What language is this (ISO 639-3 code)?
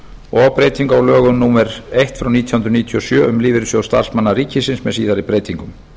isl